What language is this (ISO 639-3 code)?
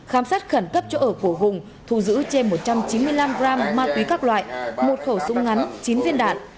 vie